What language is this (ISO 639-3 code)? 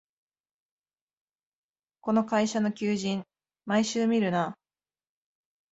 jpn